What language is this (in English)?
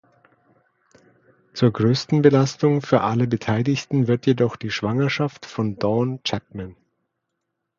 German